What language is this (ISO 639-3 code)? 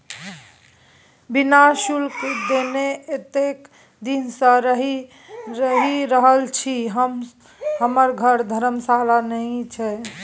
mai